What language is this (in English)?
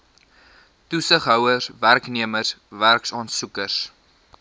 Afrikaans